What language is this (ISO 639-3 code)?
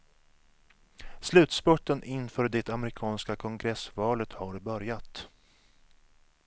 swe